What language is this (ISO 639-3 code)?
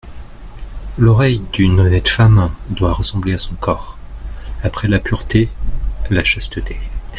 fra